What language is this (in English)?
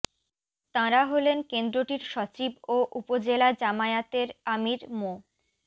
Bangla